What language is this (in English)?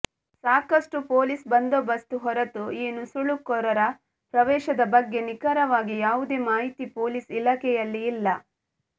Kannada